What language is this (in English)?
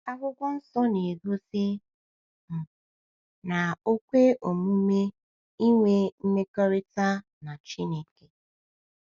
Igbo